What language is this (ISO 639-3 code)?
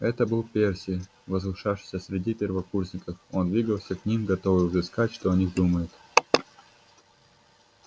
rus